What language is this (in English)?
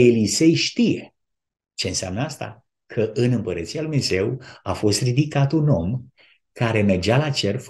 Romanian